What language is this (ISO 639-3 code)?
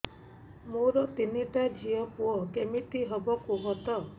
ori